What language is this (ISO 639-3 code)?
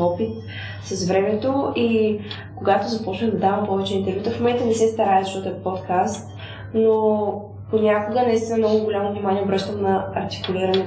bul